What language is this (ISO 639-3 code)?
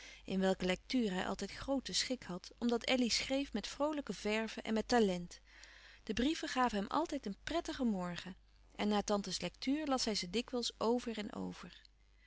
nld